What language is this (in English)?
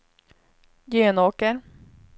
Swedish